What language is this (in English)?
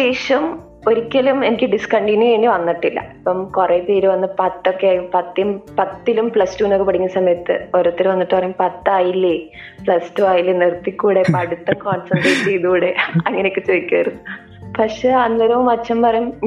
Malayalam